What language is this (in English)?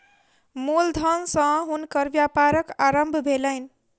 Maithili